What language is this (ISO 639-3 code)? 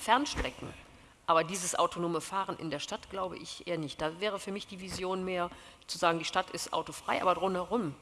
deu